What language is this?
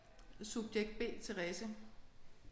Danish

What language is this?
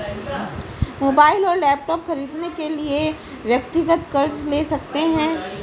Hindi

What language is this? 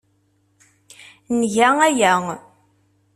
Kabyle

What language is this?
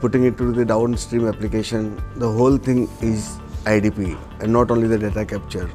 English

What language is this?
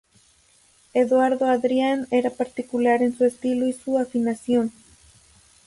Spanish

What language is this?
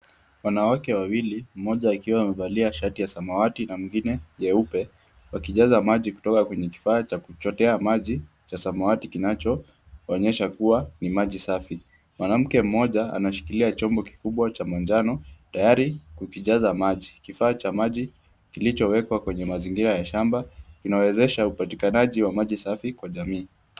Swahili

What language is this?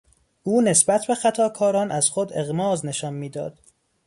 Persian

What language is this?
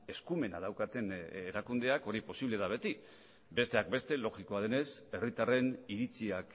Basque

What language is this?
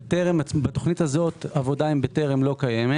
Hebrew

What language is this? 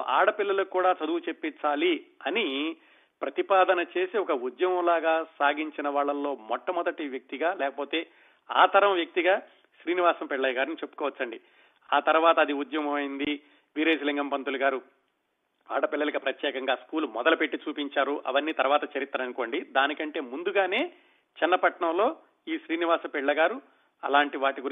Telugu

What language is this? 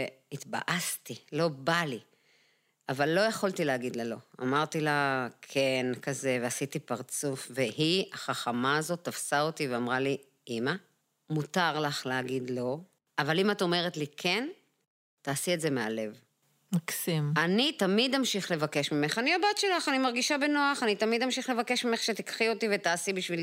Hebrew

